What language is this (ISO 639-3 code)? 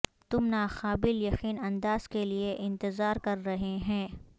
urd